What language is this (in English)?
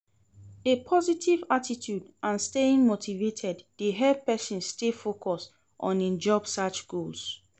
Nigerian Pidgin